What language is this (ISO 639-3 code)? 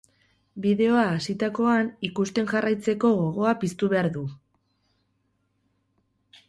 eus